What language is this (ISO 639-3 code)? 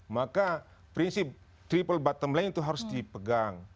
ind